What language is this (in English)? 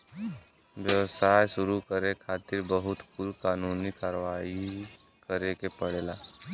Bhojpuri